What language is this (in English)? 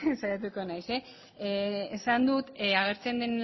Basque